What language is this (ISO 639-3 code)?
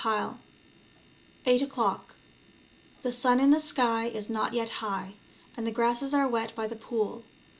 eng